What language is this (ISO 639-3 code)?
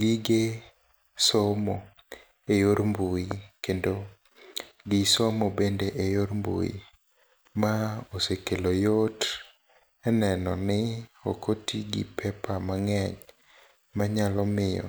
luo